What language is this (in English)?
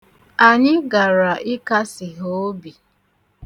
Igbo